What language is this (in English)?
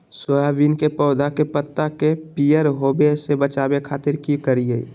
Magahi